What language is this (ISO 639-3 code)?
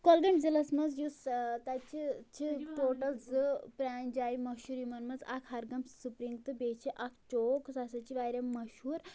kas